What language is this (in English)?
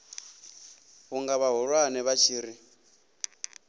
Venda